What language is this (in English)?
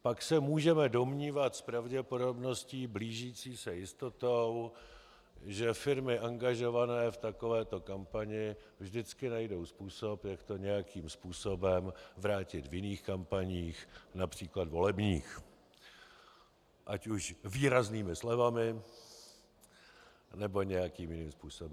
Czech